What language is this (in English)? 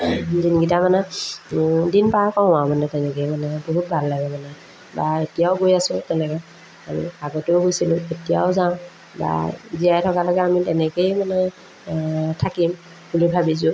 Assamese